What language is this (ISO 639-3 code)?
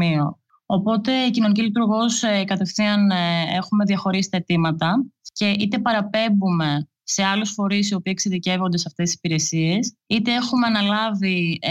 ell